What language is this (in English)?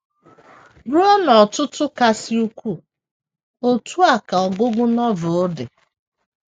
Igbo